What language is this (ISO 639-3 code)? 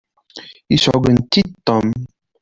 kab